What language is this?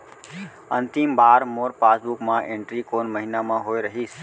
Chhattisgarhi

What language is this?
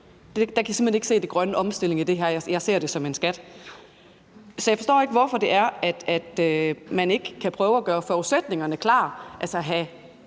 Danish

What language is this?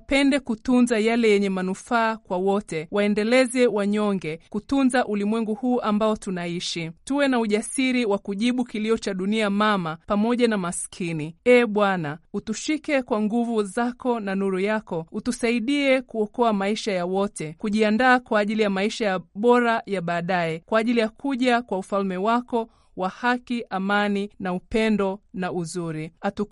Swahili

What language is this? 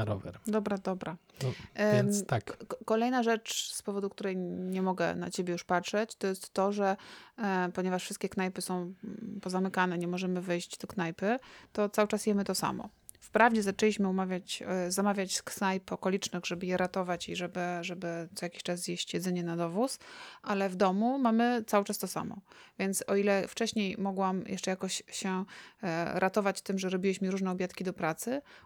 Polish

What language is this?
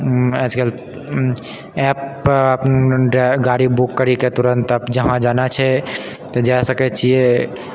Maithili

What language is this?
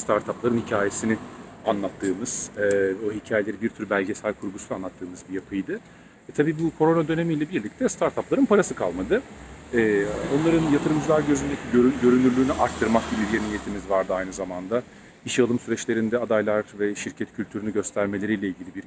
Turkish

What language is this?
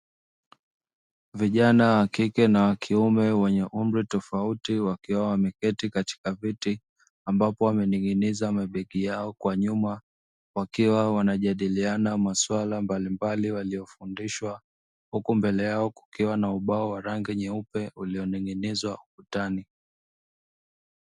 Swahili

